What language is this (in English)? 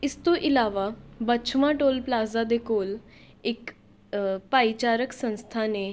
Punjabi